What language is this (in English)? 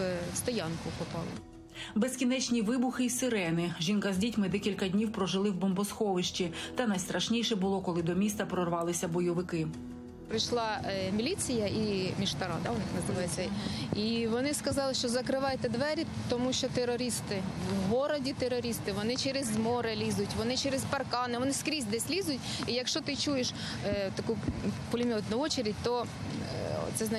Ukrainian